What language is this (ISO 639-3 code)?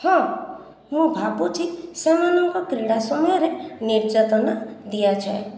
ori